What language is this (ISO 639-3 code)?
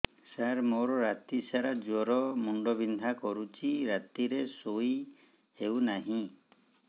ori